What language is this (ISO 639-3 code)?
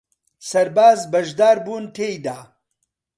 ckb